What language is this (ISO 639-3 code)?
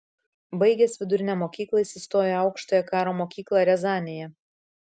lit